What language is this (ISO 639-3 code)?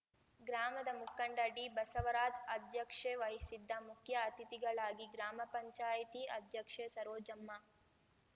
kan